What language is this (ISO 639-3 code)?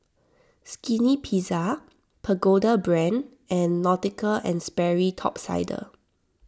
eng